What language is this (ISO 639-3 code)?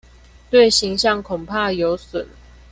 zho